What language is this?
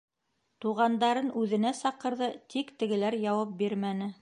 Bashkir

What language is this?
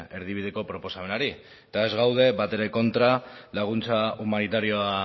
Basque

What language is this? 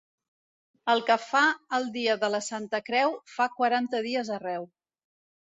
Catalan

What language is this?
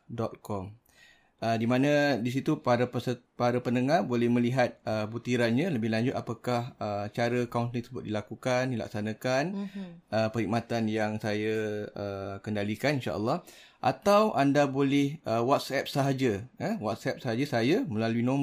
Malay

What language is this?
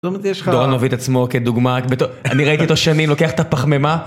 Hebrew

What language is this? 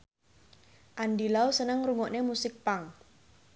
Javanese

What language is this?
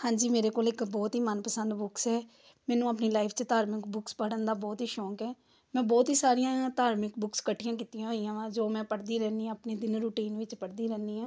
Punjabi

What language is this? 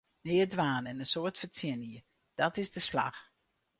Western Frisian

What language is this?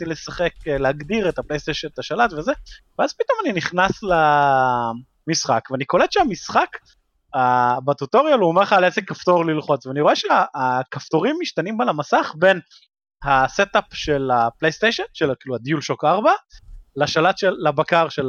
Hebrew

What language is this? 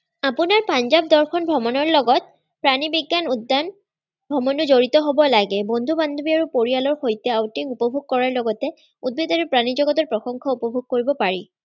Assamese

